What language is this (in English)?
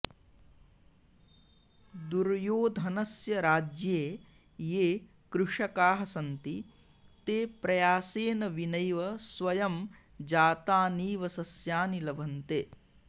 Sanskrit